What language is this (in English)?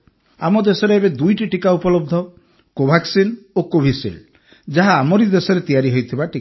Odia